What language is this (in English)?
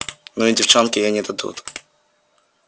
Russian